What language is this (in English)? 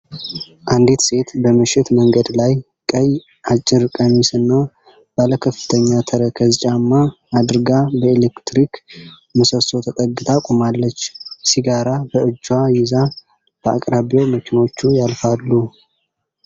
Amharic